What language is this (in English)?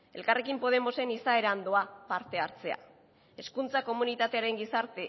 Basque